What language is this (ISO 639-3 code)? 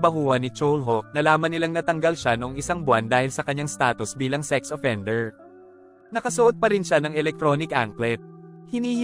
fil